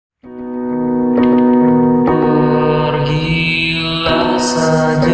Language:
Hindi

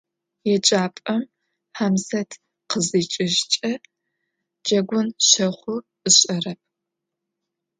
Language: Adyghe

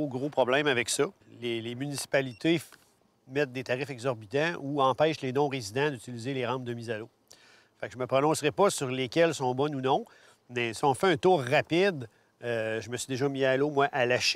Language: French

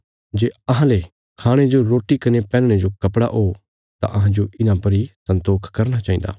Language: Bilaspuri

